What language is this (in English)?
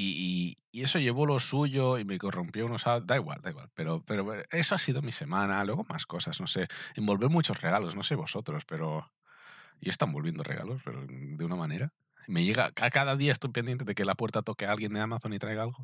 Spanish